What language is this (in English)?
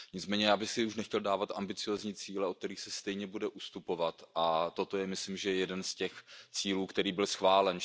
Czech